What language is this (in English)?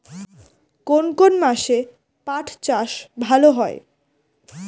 Bangla